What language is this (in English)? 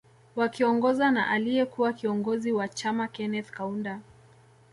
Swahili